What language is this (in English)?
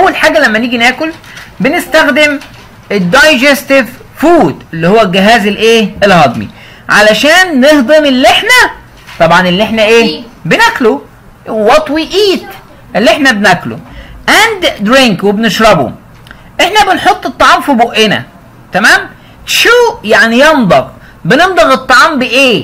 Arabic